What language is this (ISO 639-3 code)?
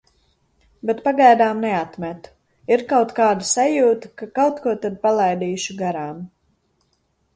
lav